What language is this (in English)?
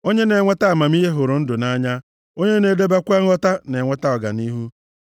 Igbo